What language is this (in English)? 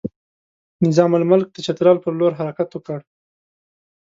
Pashto